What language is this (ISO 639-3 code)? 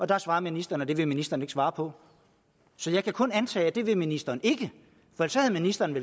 dan